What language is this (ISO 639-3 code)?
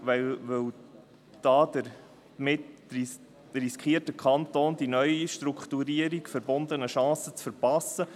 gsw